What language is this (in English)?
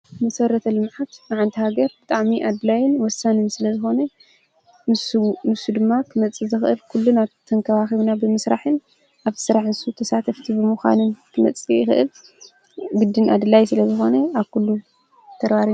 Tigrinya